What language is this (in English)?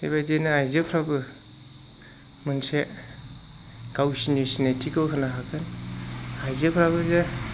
Bodo